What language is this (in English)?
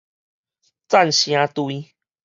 Min Nan Chinese